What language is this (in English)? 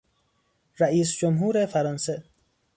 Persian